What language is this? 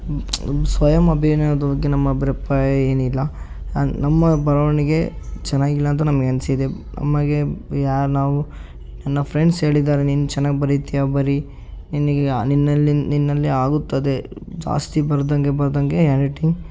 Kannada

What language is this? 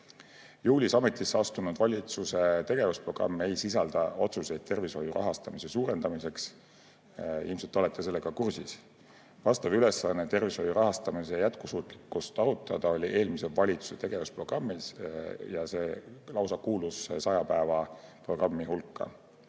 Estonian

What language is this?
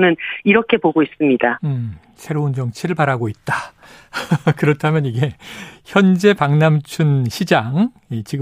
Korean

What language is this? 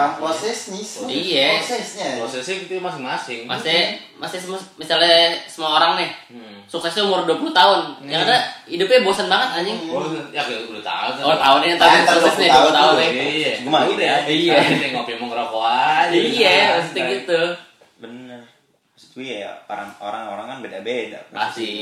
Indonesian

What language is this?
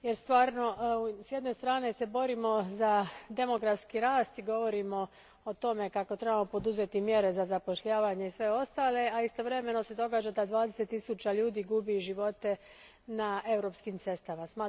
Croatian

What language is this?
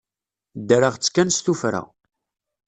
Kabyle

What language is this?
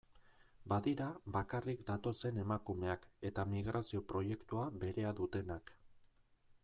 Basque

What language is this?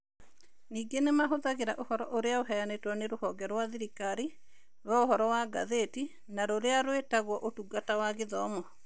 Kikuyu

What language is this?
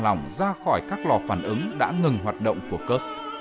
Vietnamese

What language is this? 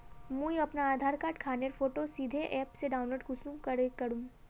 Magahi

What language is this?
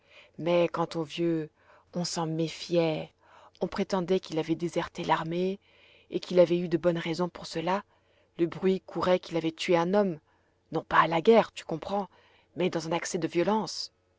French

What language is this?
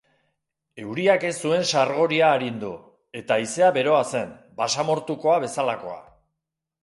Basque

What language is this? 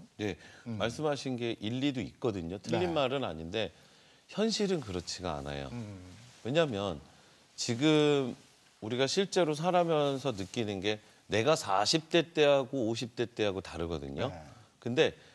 Korean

